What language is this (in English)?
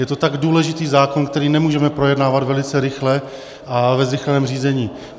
Czech